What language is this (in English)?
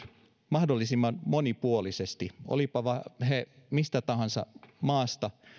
Finnish